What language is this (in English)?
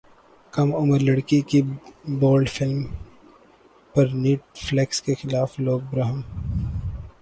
Urdu